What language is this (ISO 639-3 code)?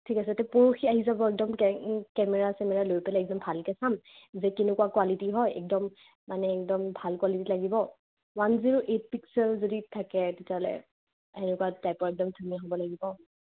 asm